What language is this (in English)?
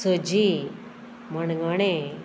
Konkani